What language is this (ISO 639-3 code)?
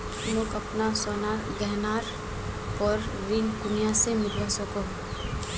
mag